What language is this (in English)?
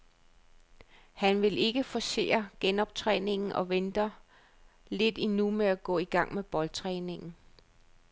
Danish